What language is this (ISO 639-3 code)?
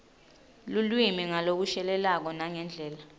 ssw